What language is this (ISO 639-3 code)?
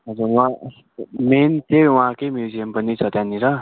nep